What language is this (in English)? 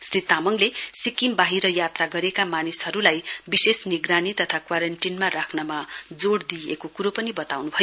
Nepali